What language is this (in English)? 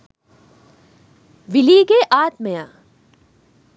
Sinhala